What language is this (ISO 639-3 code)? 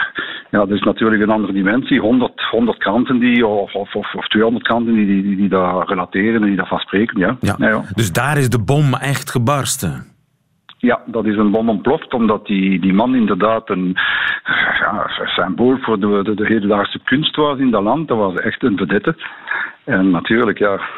nld